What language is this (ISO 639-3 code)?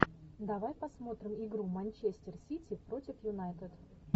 rus